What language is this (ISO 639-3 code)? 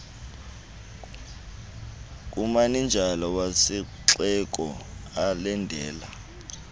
xho